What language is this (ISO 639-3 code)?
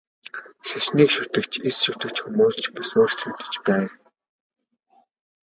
mon